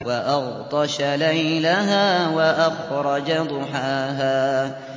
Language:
Arabic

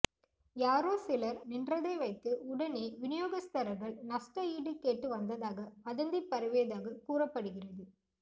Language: Tamil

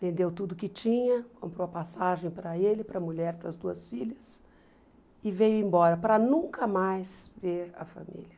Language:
Portuguese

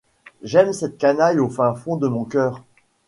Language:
French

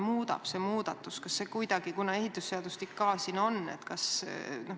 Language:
Estonian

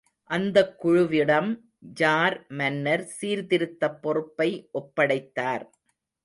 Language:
Tamil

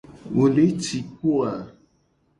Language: Gen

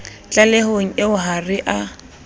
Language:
Southern Sotho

